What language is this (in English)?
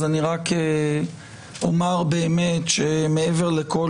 Hebrew